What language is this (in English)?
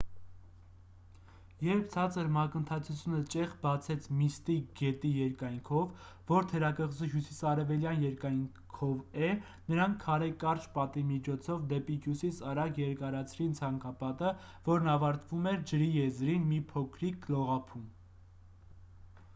Armenian